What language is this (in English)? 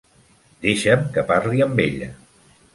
Catalan